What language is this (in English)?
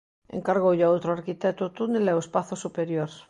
Galician